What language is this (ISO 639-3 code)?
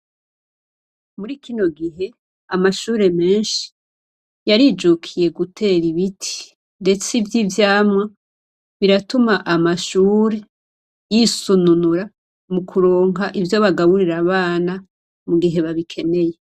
run